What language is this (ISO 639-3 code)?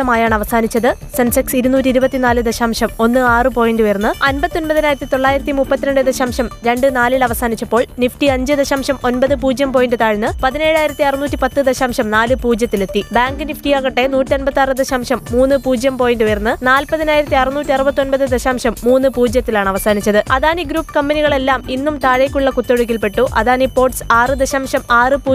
mal